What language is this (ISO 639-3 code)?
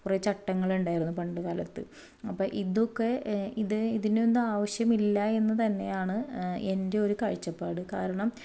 mal